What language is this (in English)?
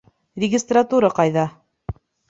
Bashkir